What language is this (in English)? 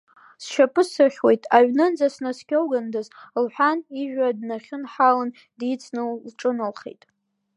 Abkhazian